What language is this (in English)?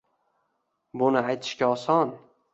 Uzbek